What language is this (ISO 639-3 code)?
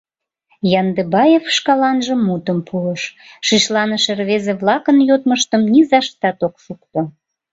chm